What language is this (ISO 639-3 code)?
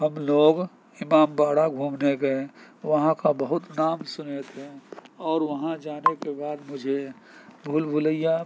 urd